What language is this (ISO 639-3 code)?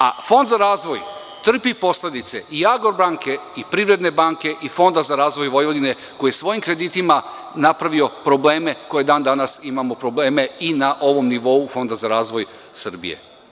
srp